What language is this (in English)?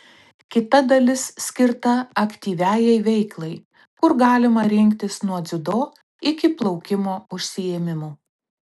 Lithuanian